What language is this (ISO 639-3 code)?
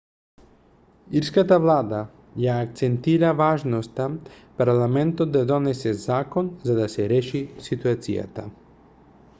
mkd